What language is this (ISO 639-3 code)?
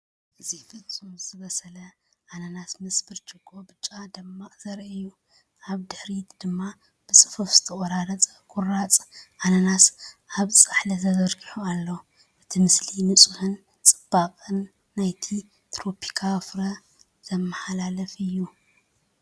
tir